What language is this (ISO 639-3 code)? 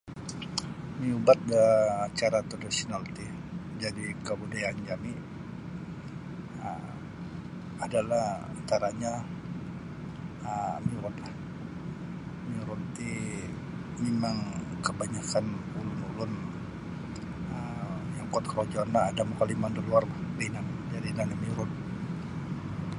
bsy